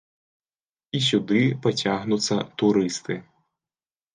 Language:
Belarusian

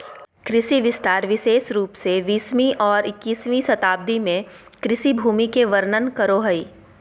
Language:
Magahi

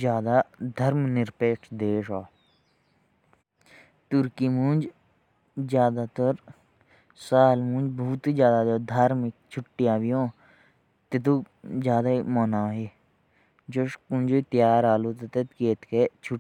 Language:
Jaunsari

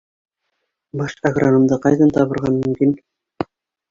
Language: Bashkir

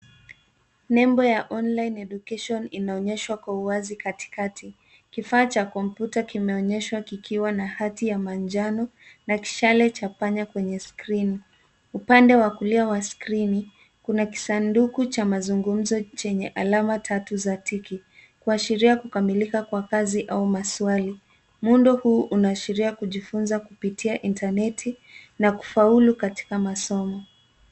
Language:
Swahili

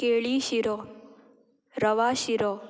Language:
Konkani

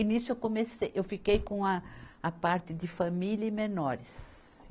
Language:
Portuguese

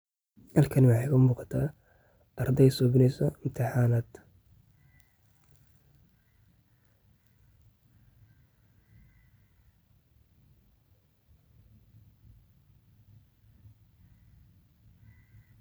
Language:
Somali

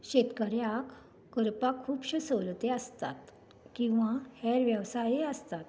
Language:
Konkani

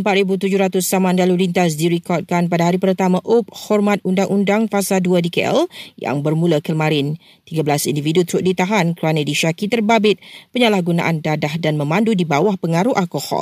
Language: Malay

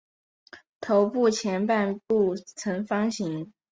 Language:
Chinese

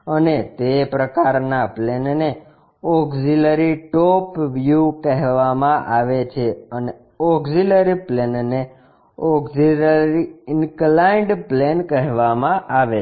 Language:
Gujarati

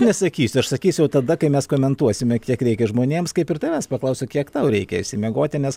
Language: Lithuanian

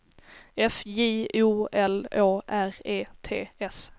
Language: Swedish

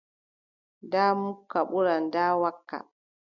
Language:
Adamawa Fulfulde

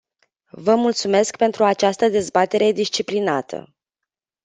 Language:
Romanian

